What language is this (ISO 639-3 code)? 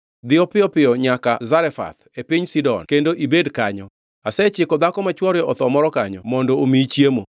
luo